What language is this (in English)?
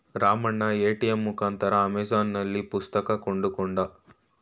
Kannada